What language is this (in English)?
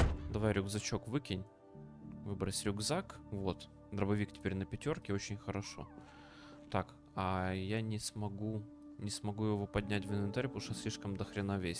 Russian